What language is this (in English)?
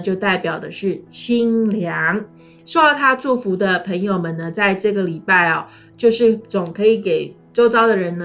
Chinese